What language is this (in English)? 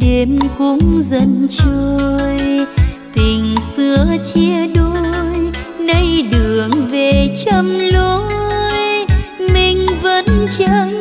Vietnamese